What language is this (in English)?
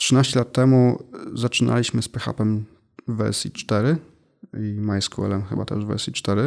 Polish